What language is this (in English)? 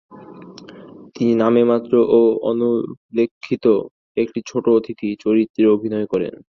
Bangla